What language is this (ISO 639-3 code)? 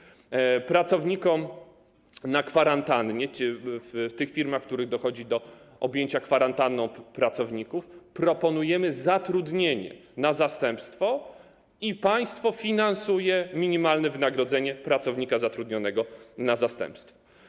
pol